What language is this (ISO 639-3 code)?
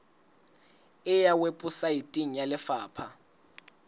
sot